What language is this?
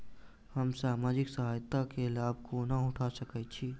Maithili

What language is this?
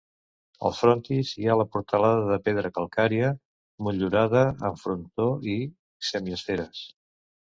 Catalan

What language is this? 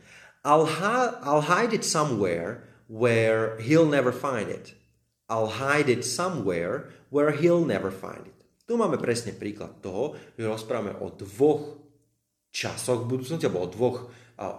Slovak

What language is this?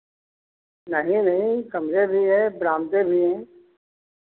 Hindi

